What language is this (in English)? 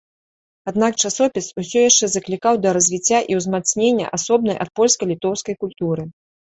Belarusian